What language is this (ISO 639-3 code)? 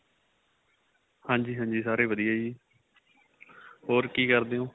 pan